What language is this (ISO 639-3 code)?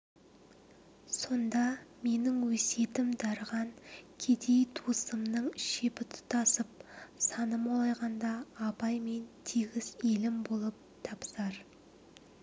kaz